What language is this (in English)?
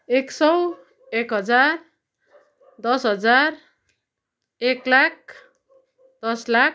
Nepali